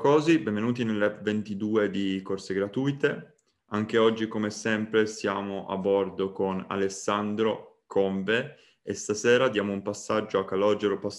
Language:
Italian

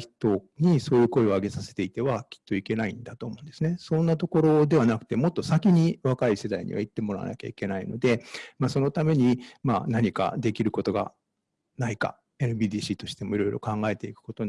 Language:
Japanese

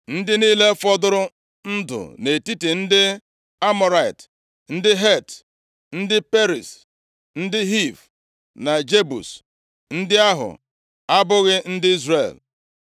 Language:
Igbo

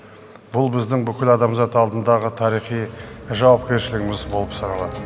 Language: Kazakh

